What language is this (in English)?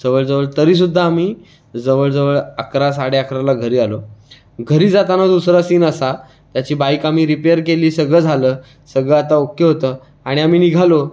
Marathi